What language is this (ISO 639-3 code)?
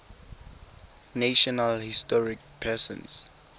tsn